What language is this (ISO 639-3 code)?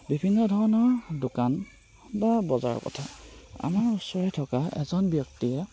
asm